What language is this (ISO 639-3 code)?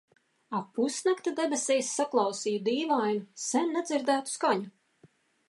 lav